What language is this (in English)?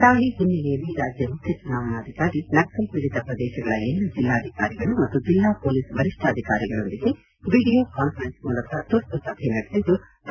Kannada